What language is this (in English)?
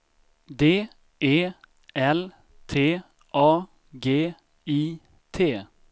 Swedish